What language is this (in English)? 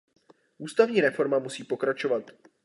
Czech